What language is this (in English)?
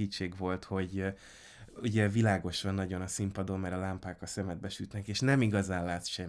Hungarian